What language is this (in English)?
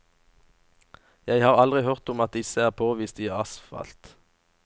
Norwegian